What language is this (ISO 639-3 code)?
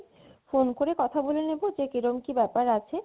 ben